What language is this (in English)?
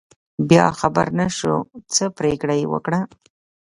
Pashto